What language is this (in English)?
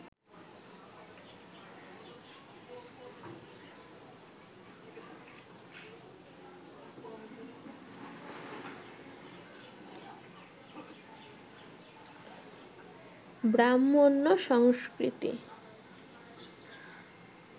Bangla